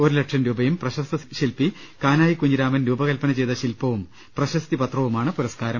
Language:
Malayalam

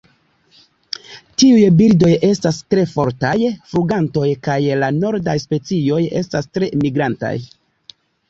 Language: Esperanto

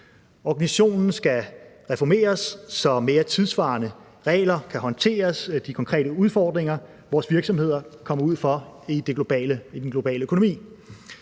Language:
Danish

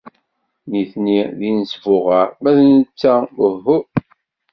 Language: Kabyle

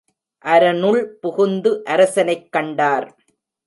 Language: Tamil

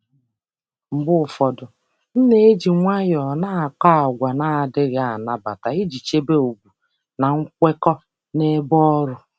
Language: Igbo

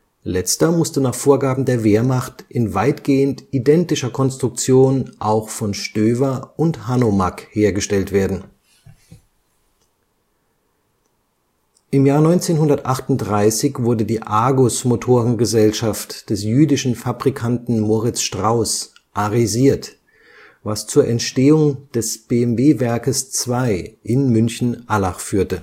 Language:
German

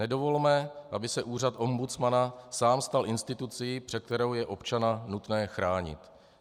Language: Czech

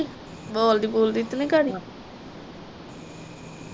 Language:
Punjabi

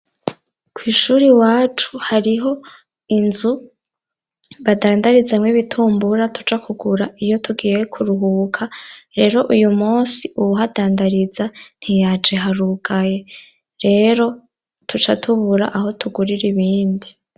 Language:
Rundi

